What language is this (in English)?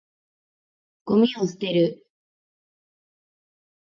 Japanese